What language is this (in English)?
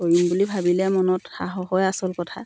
Assamese